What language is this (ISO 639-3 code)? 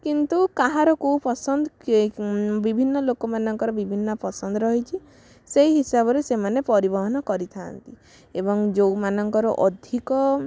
ori